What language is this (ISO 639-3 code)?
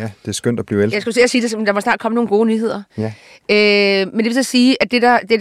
dan